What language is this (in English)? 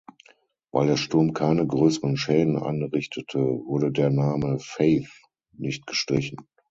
German